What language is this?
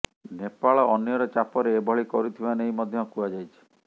Odia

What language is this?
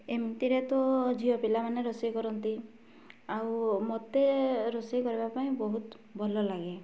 Odia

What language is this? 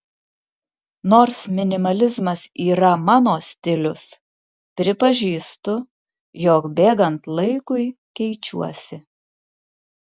Lithuanian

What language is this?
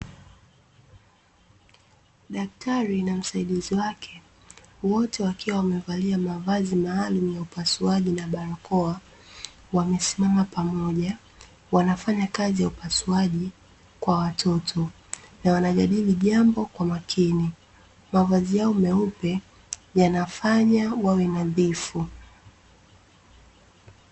Swahili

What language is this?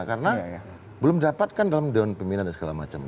Indonesian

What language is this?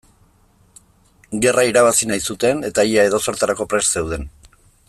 Basque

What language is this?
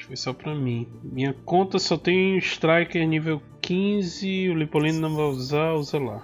Portuguese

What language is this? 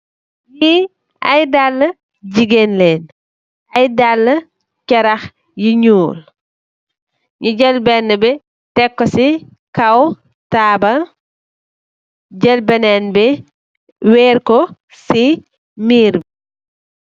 Wolof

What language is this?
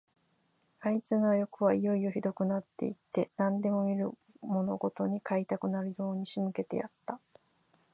Japanese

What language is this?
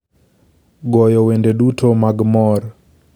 Luo (Kenya and Tanzania)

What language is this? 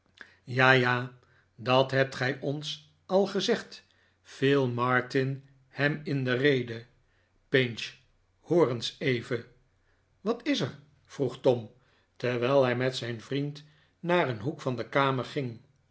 Dutch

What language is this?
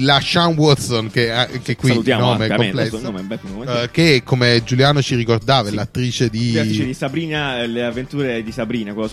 Italian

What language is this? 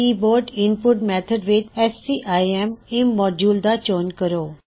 Punjabi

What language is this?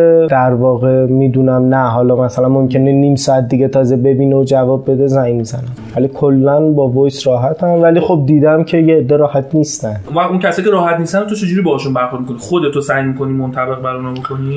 Persian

